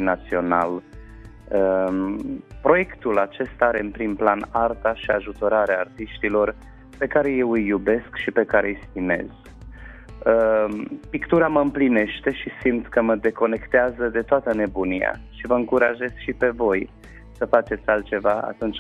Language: Romanian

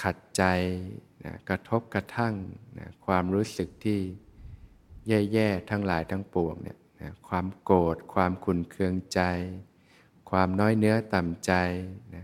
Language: Thai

